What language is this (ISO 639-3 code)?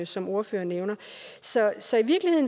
dan